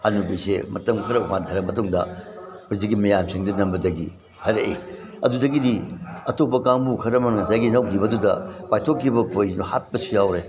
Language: Manipuri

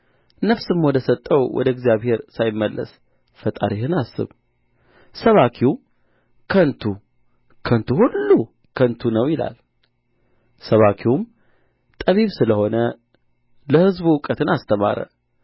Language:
Amharic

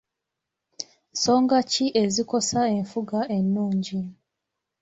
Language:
Ganda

